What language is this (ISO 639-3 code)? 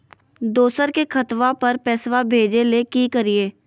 mag